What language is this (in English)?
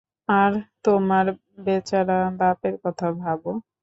Bangla